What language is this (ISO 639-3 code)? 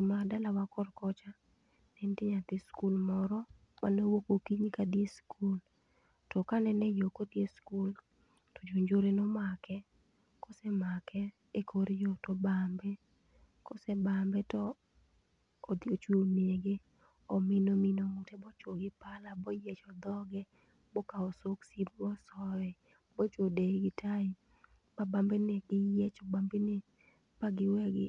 luo